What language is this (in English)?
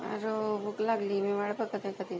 Marathi